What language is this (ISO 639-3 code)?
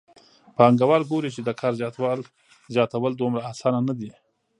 pus